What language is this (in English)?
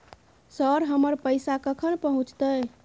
Maithili